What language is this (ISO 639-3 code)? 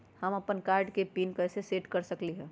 mag